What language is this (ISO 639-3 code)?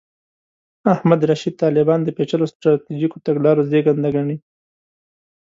pus